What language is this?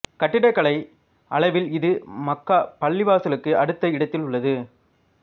Tamil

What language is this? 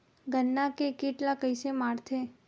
Chhattisgarhi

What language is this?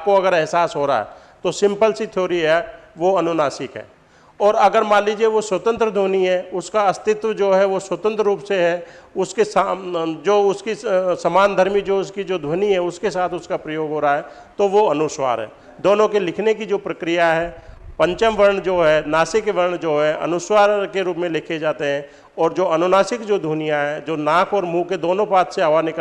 Hindi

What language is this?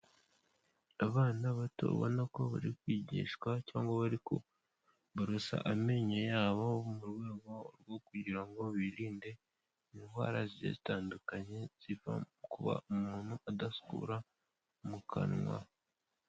Kinyarwanda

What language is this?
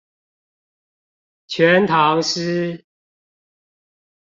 Chinese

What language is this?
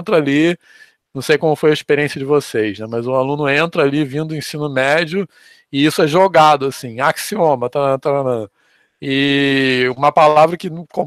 Portuguese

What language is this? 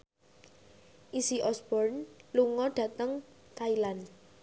Javanese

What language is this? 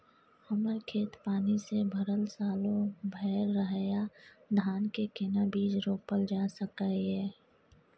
Maithili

